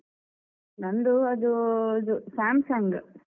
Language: Kannada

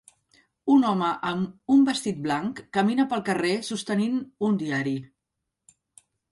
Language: Catalan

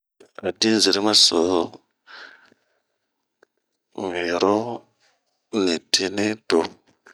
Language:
Bomu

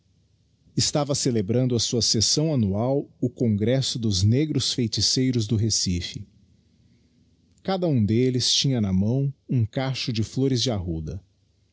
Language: Portuguese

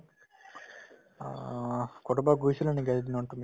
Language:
Assamese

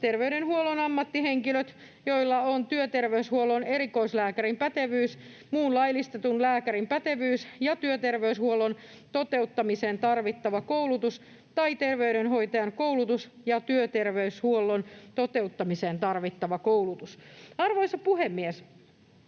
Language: Finnish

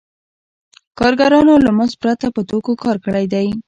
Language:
Pashto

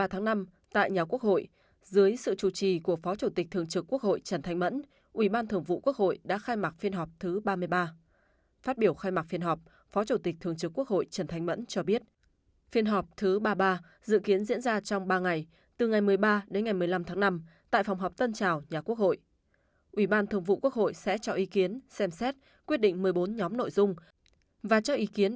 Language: Vietnamese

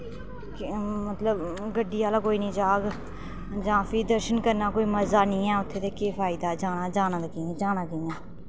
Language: Dogri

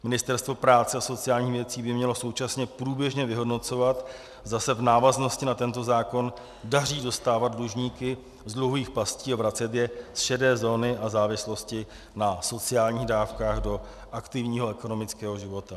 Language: Czech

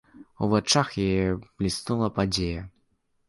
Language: Belarusian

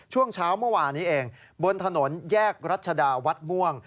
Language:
Thai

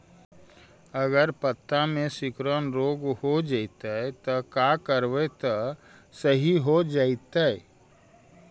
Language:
Magahi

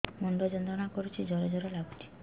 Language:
Odia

